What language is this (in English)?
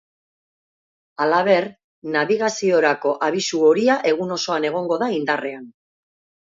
Basque